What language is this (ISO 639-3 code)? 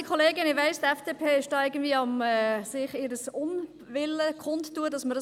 gsw